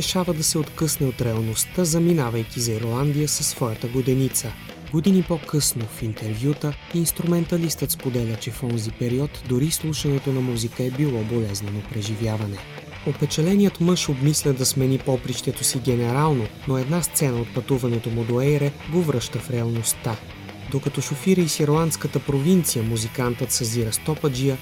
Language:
Bulgarian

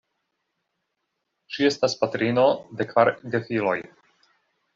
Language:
Esperanto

